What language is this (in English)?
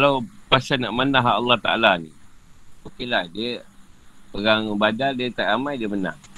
Malay